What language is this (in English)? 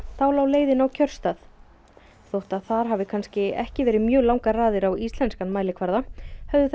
Icelandic